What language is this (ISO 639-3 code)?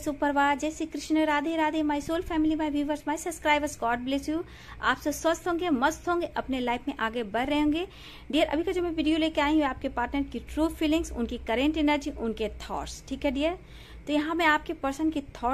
hin